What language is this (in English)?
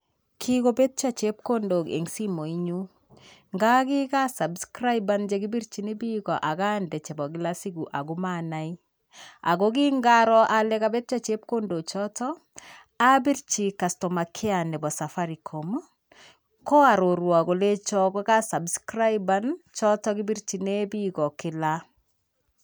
Kalenjin